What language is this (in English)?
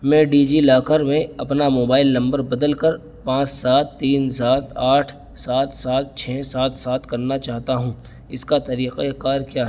Urdu